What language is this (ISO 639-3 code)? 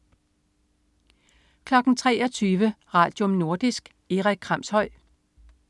dan